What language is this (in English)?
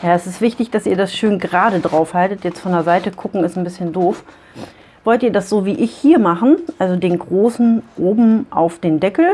German